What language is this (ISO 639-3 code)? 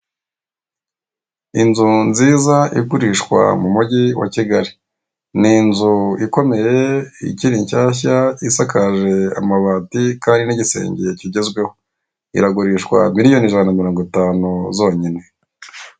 kin